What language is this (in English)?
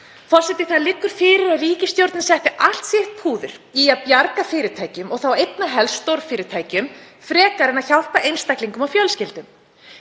Icelandic